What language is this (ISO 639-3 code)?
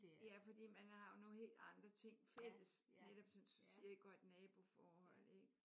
dan